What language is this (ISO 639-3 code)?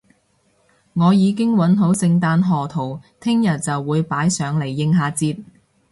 yue